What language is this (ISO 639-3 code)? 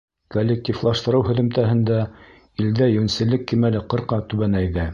bak